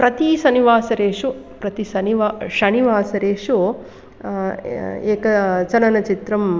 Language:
Sanskrit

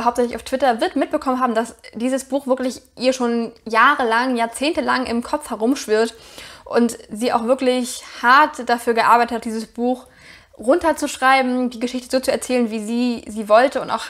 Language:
German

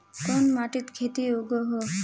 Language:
Magahi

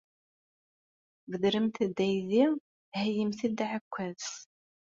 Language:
Kabyle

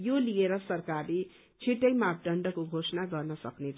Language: Nepali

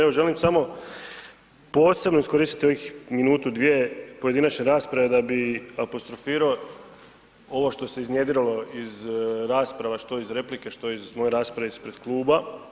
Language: Croatian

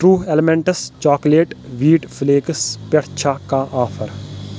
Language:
Kashmiri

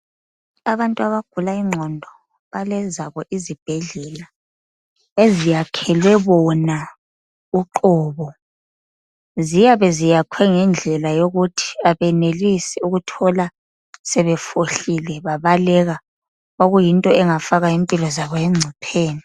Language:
North Ndebele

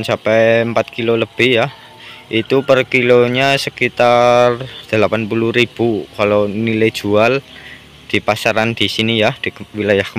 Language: Indonesian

